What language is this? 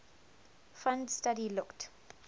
English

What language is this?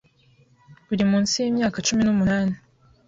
Kinyarwanda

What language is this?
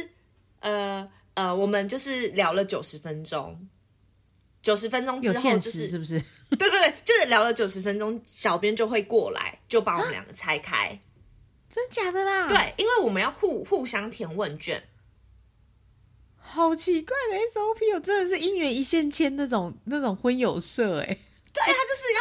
Chinese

